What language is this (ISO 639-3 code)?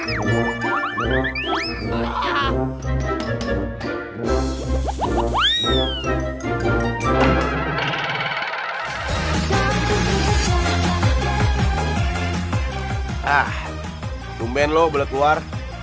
ind